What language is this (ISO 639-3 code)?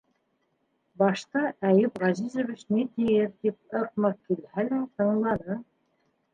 bak